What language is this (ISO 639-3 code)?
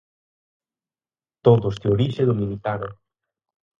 glg